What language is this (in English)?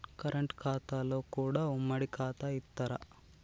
Telugu